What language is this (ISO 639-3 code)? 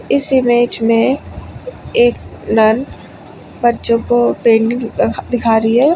hin